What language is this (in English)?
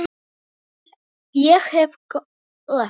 Icelandic